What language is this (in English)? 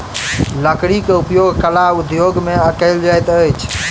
Maithili